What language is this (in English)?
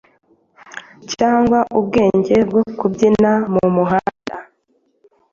Kinyarwanda